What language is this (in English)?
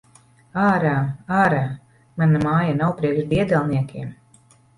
Latvian